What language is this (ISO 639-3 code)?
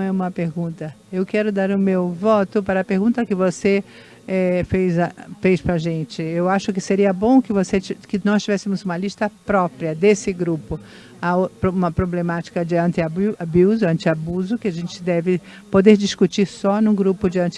por